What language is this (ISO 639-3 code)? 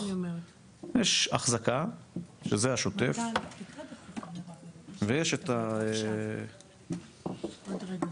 heb